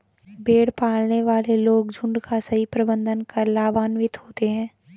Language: Hindi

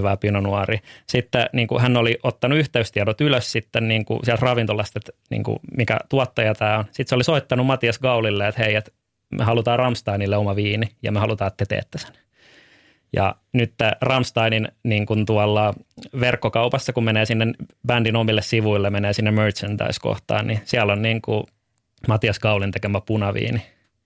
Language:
Finnish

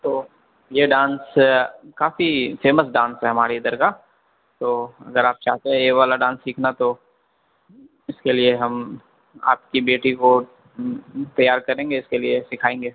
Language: Urdu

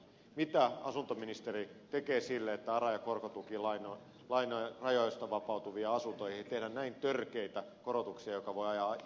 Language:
Finnish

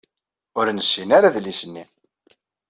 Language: Kabyle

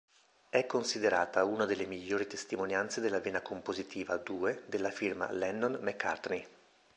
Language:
Italian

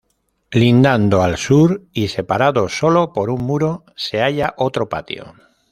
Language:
Spanish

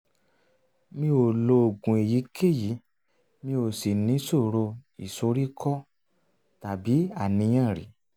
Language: Yoruba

